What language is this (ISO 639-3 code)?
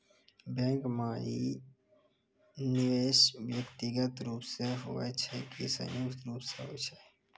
mai